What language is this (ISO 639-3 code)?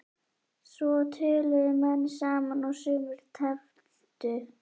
isl